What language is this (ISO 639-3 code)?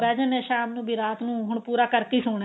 pan